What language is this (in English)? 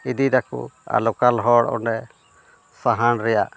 Santali